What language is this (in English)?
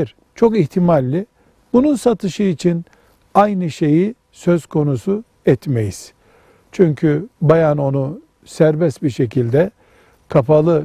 Turkish